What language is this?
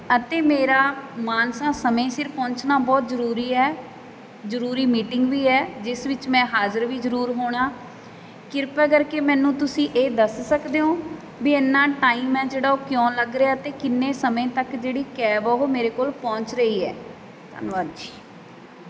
Punjabi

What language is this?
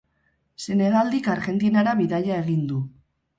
Basque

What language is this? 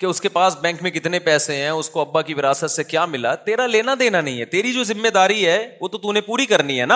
Urdu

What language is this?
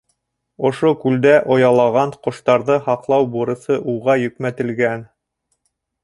Bashkir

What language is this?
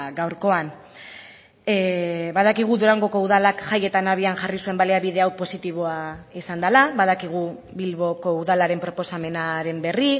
Basque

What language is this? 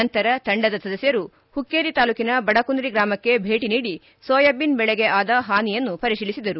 Kannada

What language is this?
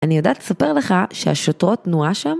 Hebrew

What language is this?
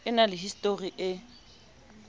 Southern Sotho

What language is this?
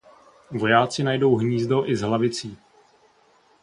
Czech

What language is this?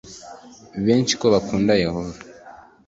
Kinyarwanda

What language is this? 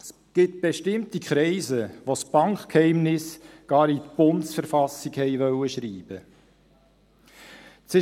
Swiss German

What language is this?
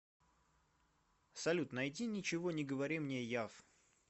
Russian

